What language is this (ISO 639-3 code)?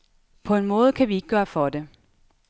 dan